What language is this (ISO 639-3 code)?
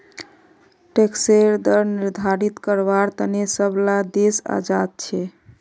mag